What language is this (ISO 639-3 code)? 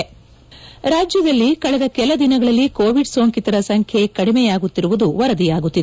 kan